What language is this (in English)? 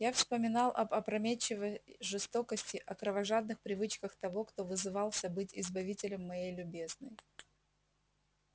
Russian